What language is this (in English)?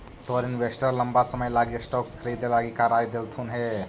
Magahi